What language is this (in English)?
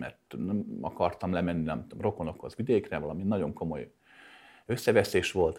Hungarian